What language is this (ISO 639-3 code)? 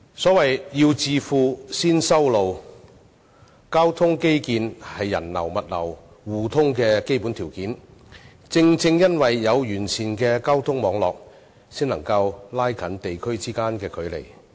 yue